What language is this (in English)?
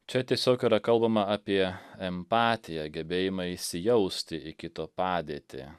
Lithuanian